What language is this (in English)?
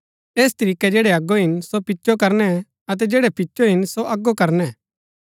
Gaddi